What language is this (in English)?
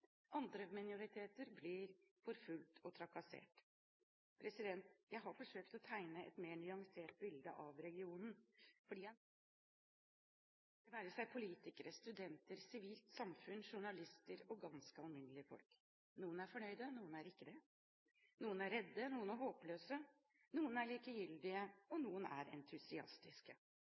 Norwegian Bokmål